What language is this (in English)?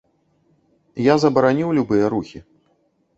Belarusian